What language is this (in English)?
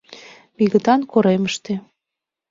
Mari